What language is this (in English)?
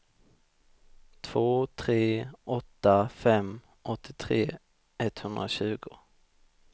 Swedish